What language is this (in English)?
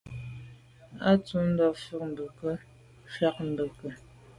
Medumba